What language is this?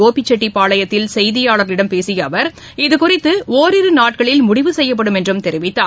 Tamil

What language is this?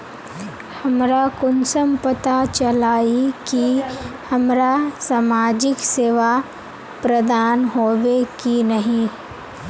Magahi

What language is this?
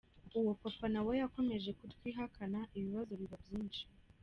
Kinyarwanda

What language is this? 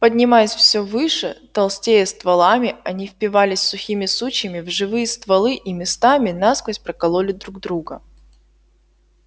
Russian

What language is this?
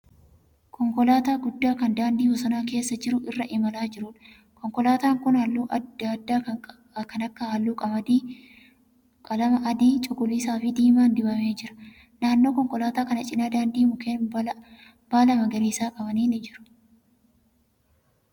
Oromo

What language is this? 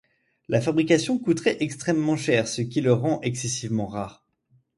French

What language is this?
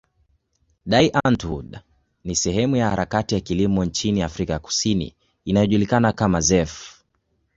Swahili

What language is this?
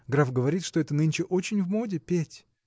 Russian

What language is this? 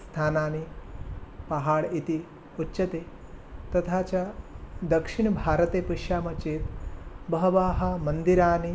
Sanskrit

